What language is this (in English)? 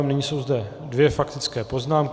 Czech